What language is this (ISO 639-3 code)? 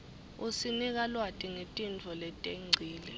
ssw